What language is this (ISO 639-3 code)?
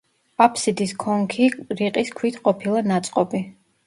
kat